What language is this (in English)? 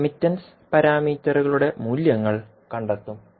Malayalam